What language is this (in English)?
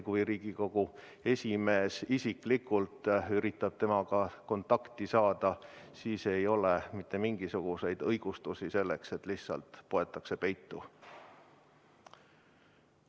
Estonian